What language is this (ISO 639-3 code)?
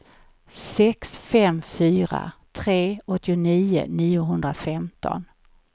swe